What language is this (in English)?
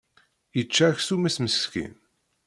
Kabyle